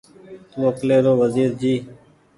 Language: Goaria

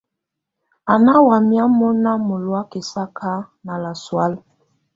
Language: Tunen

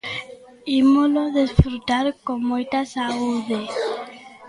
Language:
Galician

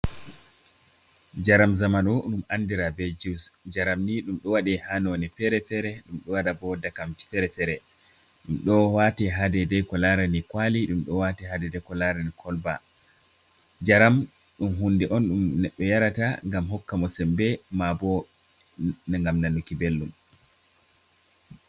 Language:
Fula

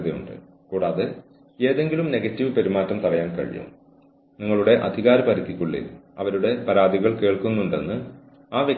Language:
Malayalam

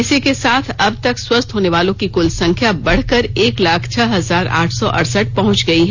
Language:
Hindi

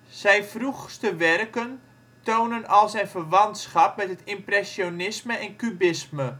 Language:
Dutch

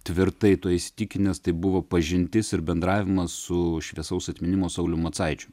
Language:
Lithuanian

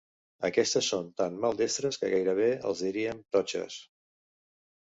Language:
Catalan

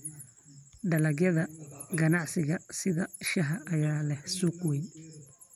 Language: Somali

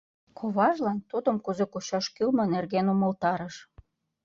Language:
Mari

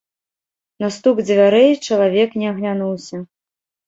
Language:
Belarusian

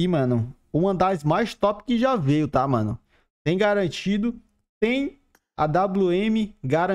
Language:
Portuguese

